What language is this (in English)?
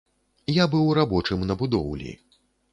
Belarusian